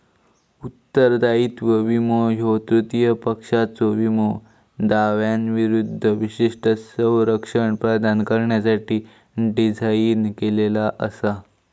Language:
Marathi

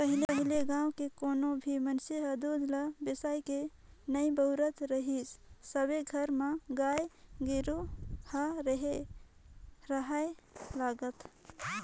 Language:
Chhattisgarhi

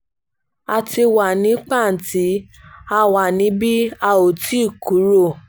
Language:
Yoruba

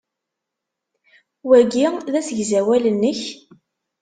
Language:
Kabyle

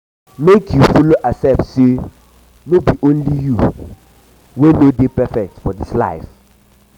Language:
Nigerian Pidgin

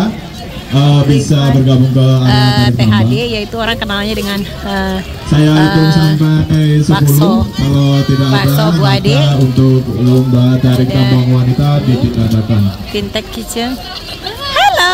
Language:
Indonesian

